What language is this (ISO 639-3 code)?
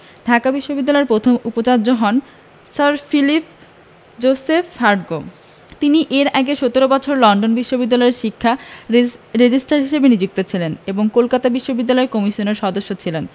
ben